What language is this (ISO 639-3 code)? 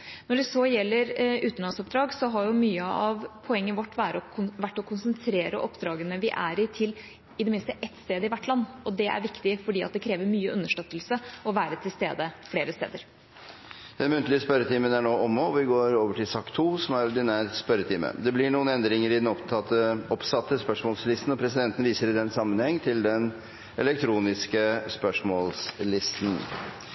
nob